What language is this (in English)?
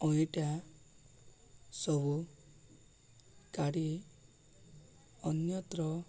Odia